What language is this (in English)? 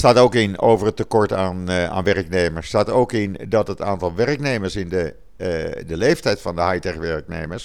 Dutch